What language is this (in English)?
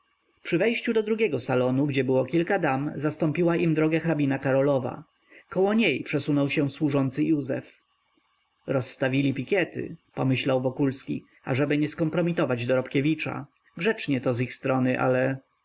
Polish